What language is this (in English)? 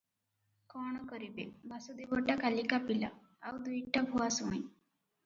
Odia